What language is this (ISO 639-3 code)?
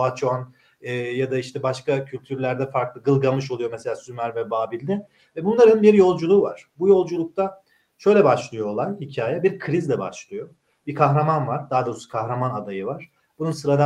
tur